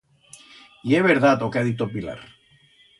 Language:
Aragonese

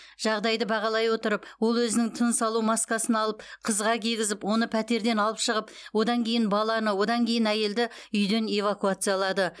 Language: Kazakh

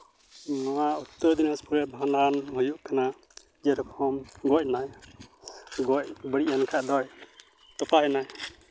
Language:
Santali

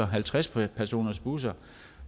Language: Danish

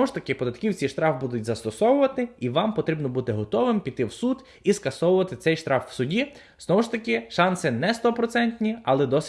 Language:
Ukrainian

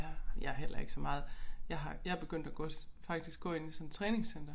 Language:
Danish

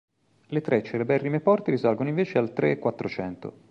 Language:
Italian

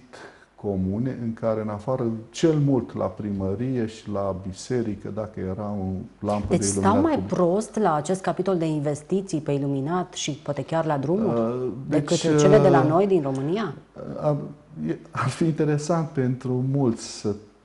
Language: Romanian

